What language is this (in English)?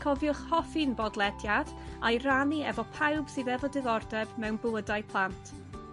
Welsh